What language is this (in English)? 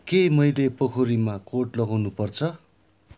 Nepali